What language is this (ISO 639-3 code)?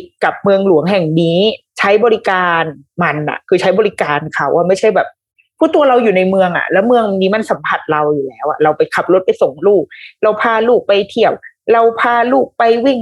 tha